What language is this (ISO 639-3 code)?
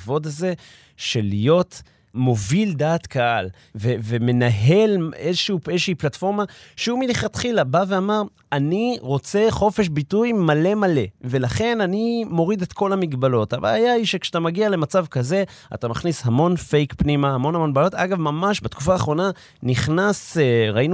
heb